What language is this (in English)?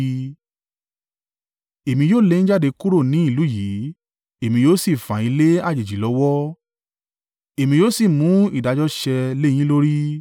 Yoruba